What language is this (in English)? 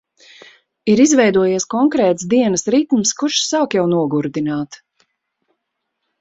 Latvian